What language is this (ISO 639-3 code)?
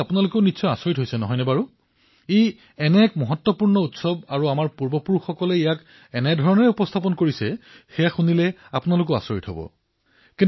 asm